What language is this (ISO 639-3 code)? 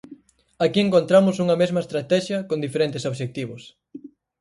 glg